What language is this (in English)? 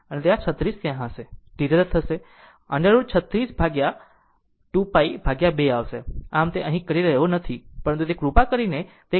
Gujarati